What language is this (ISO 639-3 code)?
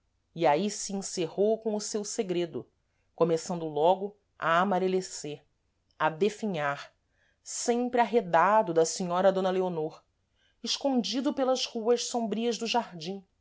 por